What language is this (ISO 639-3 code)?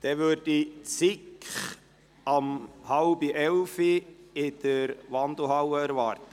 gsw